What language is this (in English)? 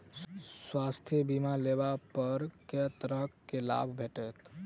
Maithili